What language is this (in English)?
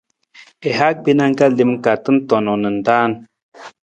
Nawdm